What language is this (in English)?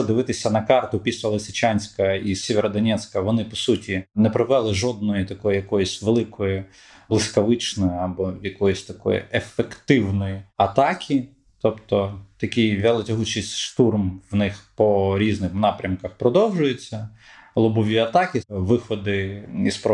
Ukrainian